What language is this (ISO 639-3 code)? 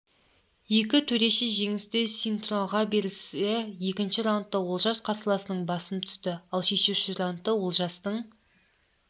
kaz